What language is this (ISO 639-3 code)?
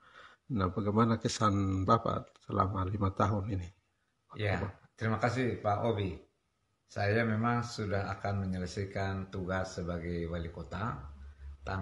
ind